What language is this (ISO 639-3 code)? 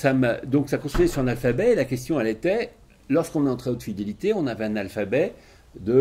fra